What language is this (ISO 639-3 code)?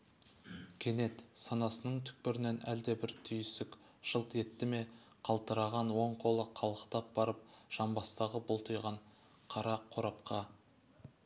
kaz